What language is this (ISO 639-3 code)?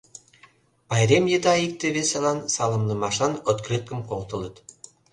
chm